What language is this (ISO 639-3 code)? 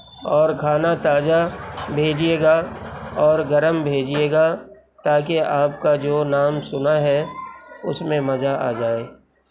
urd